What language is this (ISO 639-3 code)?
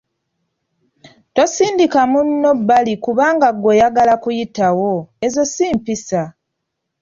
lug